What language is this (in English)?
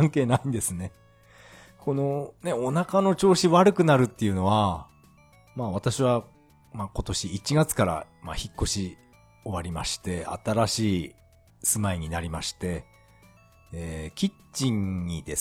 Japanese